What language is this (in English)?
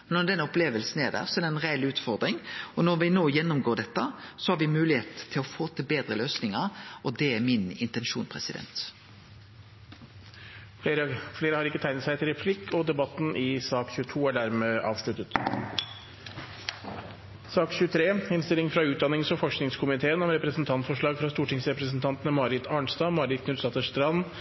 Norwegian